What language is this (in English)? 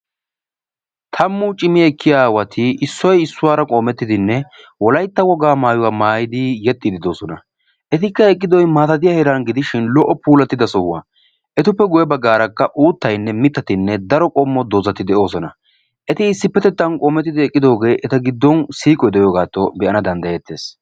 Wolaytta